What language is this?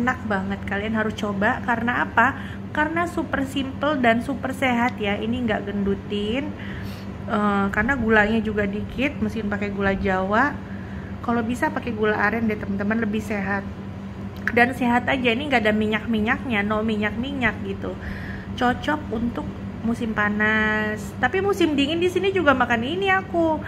Indonesian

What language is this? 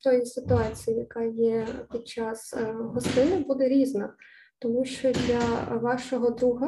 Ukrainian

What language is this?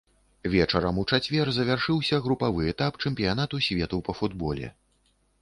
Belarusian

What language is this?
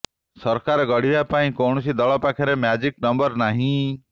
Odia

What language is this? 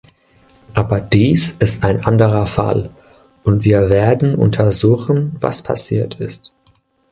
German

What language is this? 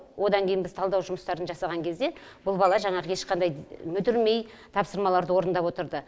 Kazakh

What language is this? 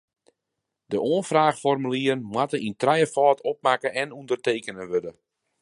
Western Frisian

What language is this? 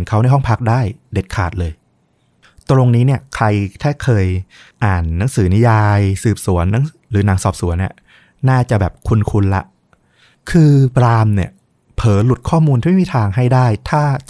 Thai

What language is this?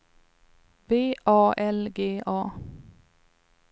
Swedish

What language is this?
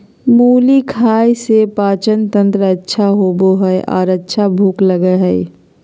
Magahi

